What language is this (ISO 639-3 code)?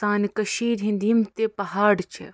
kas